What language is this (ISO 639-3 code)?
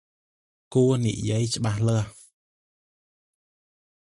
khm